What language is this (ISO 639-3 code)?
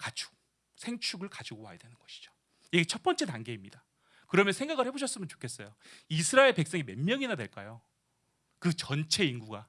kor